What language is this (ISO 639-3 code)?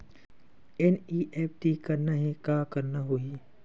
hne